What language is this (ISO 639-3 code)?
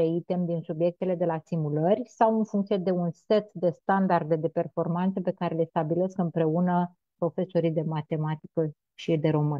ron